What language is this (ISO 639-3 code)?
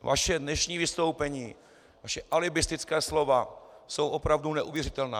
ces